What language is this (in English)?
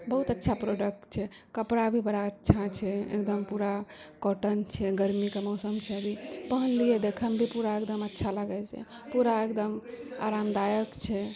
Maithili